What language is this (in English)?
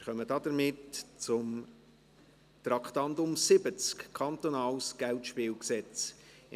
Swiss German